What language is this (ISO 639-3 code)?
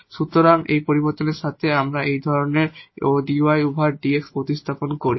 ben